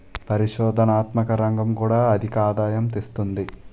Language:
Telugu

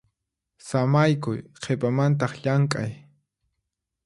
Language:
Puno Quechua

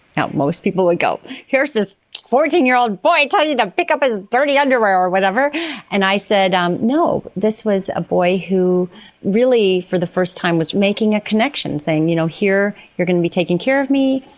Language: English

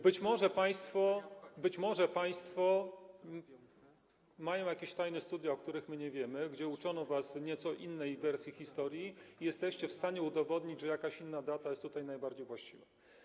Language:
Polish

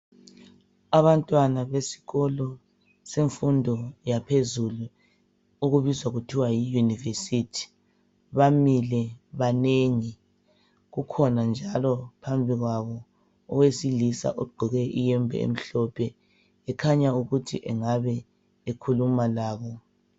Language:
North Ndebele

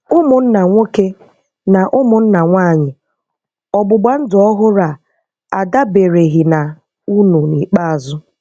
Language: Igbo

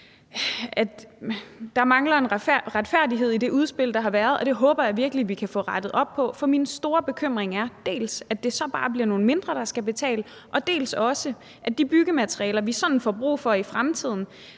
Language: Danish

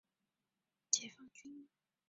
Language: Chinese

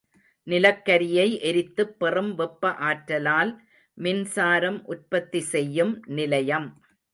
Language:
Tamil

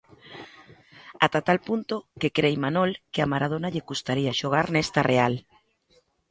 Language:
Galician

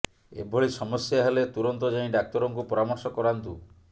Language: Odia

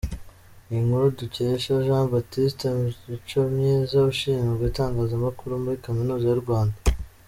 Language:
Kinyarwanda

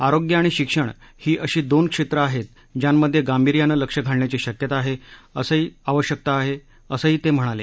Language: Marathi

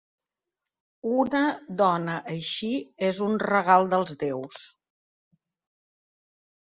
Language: Catalan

